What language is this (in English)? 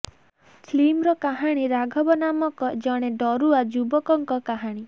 Odia